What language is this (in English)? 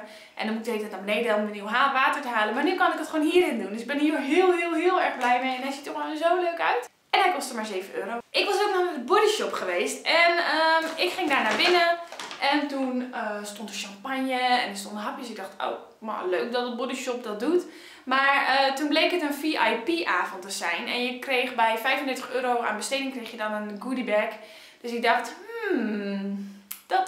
Dutch